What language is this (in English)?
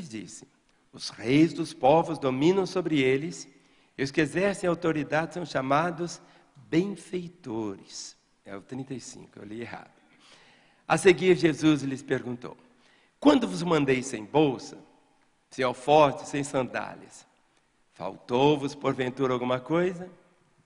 Portuguese